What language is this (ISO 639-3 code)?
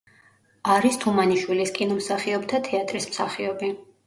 kat